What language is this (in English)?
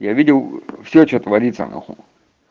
Russian